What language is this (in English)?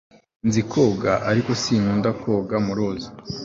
Kinyarwanda